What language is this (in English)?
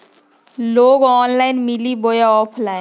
Magahi